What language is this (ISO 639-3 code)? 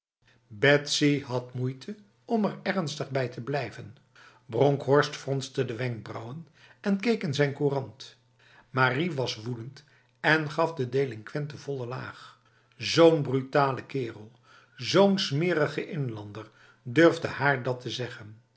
nld